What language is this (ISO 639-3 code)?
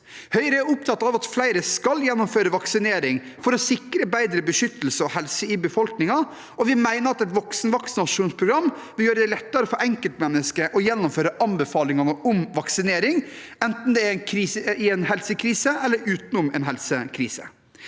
nor